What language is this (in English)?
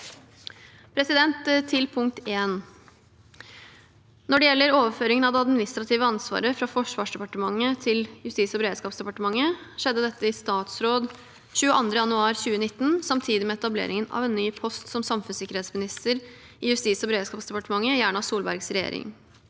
Norwegian